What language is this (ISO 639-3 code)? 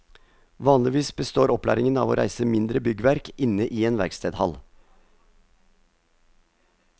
nor